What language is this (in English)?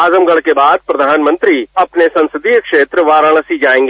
Hindi